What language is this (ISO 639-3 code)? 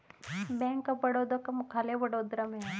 hin